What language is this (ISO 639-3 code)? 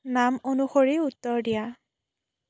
asm